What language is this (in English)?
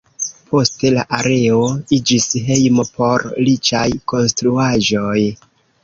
Esperanto